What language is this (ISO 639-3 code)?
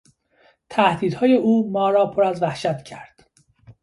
fas